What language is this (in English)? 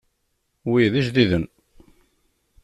Kabyle